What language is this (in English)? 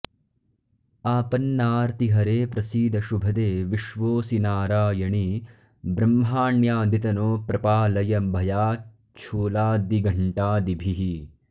Sanskrit